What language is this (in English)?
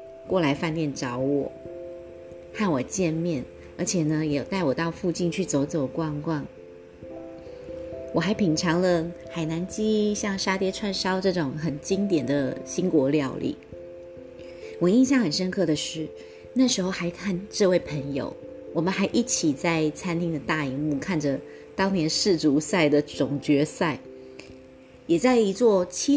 Chinese